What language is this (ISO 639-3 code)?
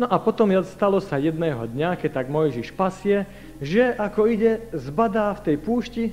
slk